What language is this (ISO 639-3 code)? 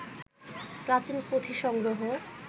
ben